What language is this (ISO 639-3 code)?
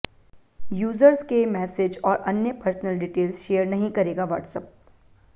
hin